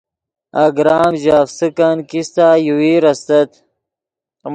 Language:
Yidgha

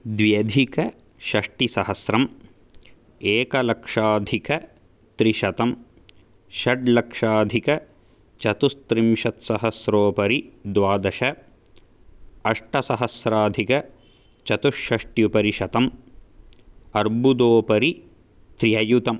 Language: Sanskrit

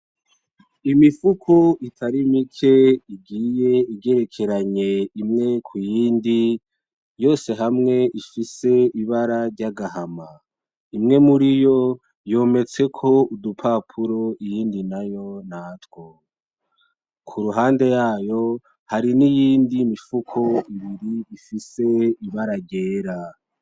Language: Rundi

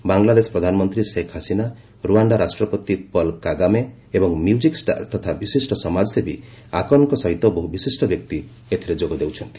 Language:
Odia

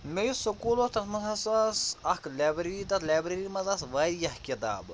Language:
Kashmiri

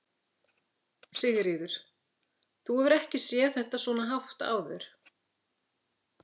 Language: Icelandic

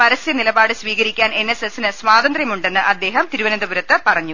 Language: Malayalam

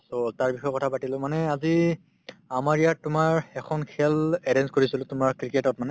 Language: Assamese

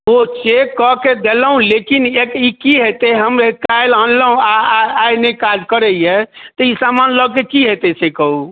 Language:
Maithili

